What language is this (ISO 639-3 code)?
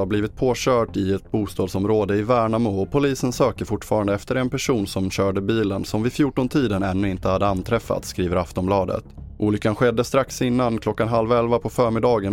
swe